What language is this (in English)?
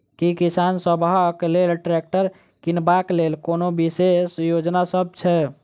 Maithili